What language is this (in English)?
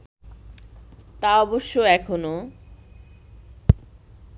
Bangla